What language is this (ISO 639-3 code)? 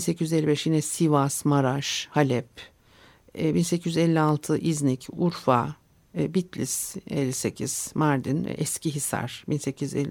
tur